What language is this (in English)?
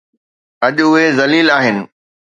Sindhi